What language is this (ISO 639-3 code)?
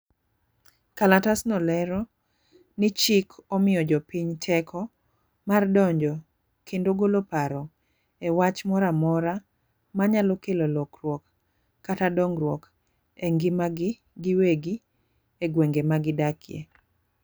luo